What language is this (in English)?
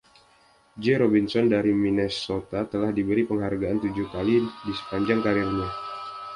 Indonesian